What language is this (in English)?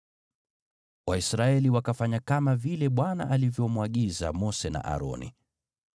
Swahili